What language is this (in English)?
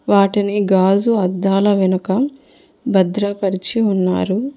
Telugu